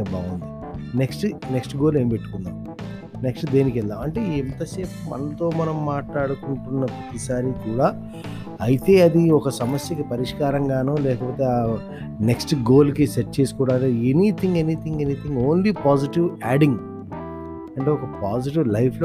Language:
Telugu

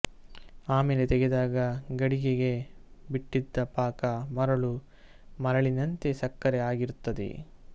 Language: Kannada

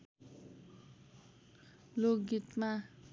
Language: Nepali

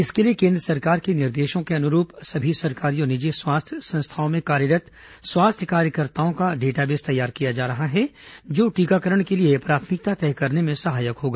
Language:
Hindi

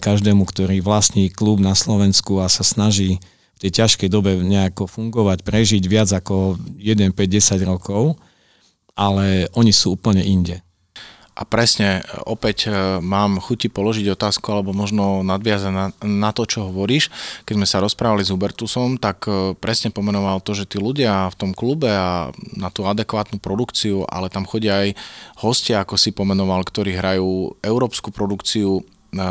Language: Slovak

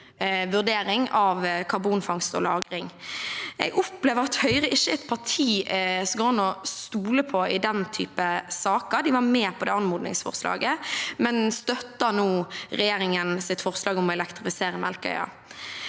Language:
Norwegian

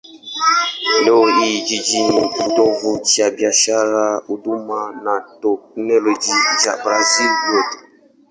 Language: Swahili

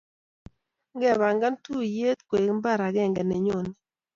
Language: Kalenjin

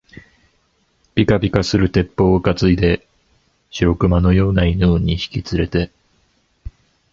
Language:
Japanese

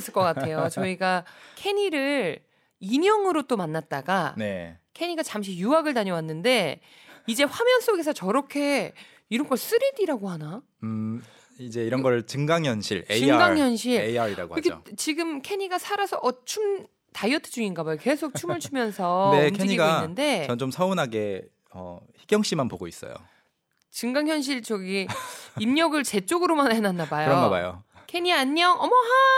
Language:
Korean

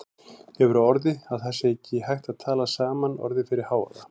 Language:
Icelandic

